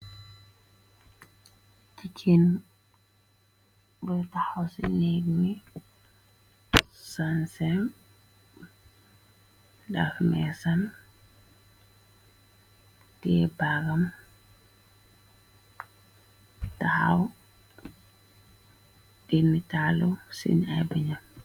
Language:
Wolof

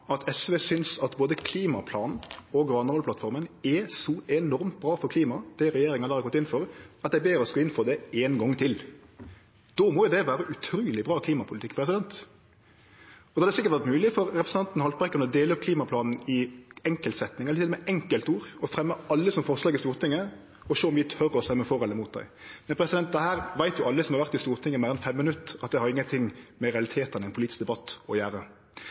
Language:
Norwegian Nynorsk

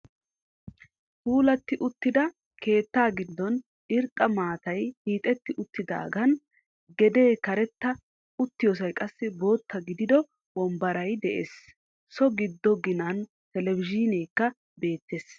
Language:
Wolaytta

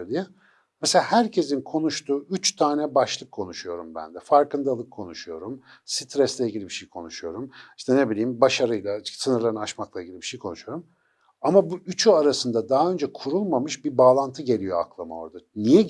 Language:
Turkish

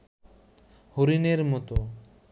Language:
Bangla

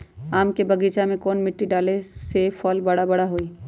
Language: Magahi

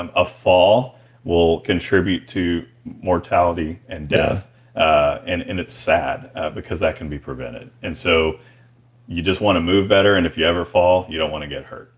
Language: English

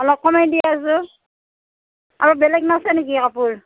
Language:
Assamese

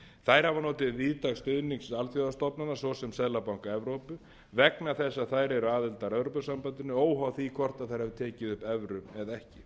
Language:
Icelandic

